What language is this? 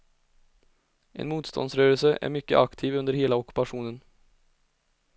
Swedish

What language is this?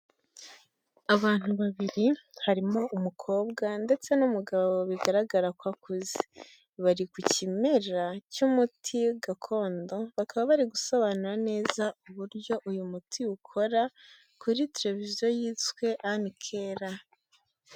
Kinyarwanda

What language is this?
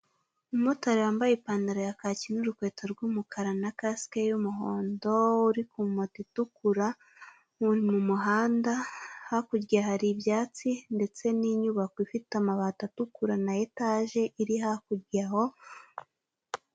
Kinyarwanda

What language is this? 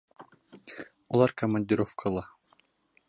Bashkir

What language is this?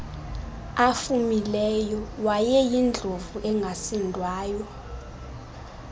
Xhosa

